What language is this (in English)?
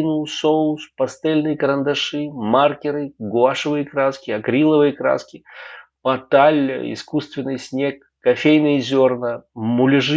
Russian